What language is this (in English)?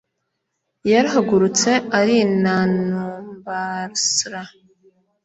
Kinyarwanda